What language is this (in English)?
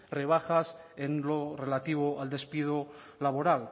Spanish